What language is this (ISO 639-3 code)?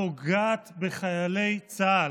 heb